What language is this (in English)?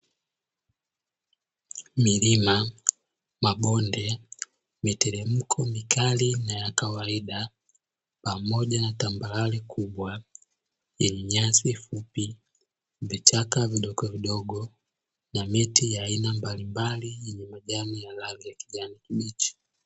Swahili